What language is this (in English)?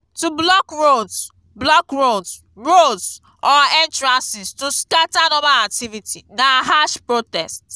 Nigerian Pidgin